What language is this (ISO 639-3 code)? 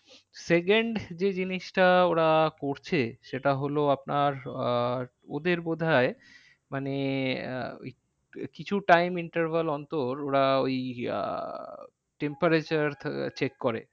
ben